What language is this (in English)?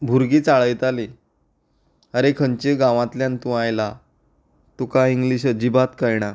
Konkani